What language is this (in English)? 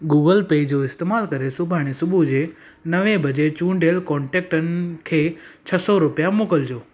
Sindhi